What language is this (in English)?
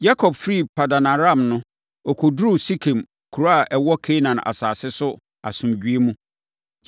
Akan